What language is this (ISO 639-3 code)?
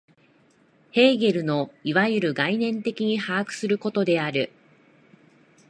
jpn